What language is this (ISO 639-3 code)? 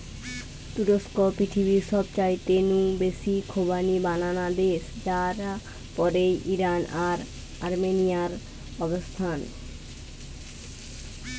ben